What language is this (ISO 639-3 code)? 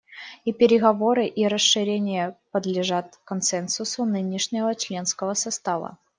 rus